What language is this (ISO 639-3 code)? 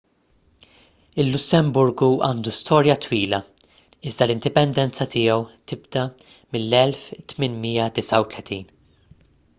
mlt